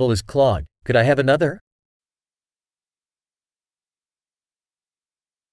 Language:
Ukrainian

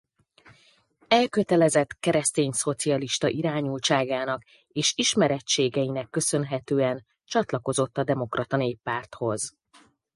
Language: Hungarian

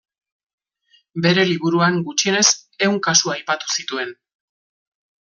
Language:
Basque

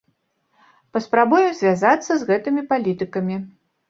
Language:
Belarusian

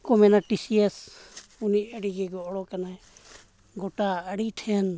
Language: Santali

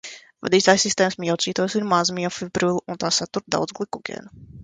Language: Latvian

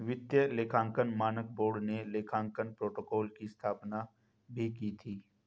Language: Hindi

